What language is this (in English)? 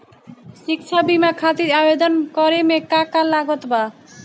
Bhojpuri